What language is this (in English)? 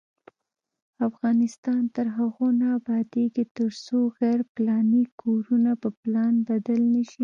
Pashto